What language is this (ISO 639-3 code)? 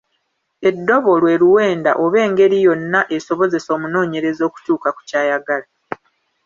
lug